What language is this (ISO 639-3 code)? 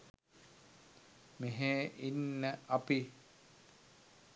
sin